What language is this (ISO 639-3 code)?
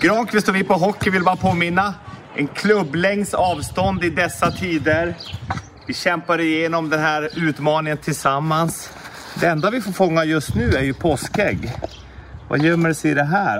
swe